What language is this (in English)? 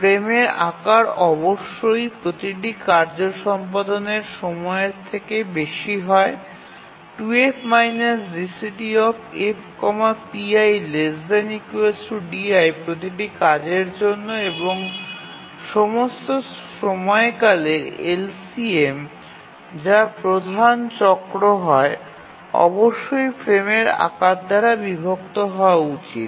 Bangla